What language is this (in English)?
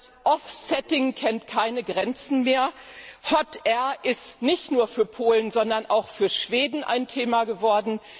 German